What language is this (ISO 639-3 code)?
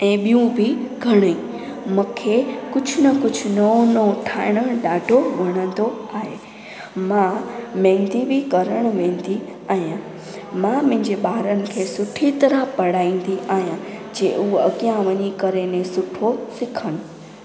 snd